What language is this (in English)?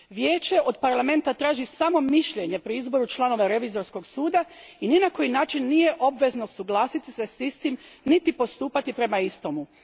Croatian